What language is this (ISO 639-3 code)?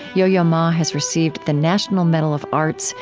eng